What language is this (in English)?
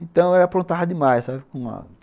Portuguese